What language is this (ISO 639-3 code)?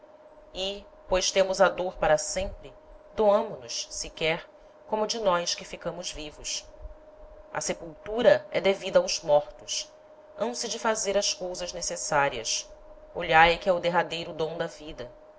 por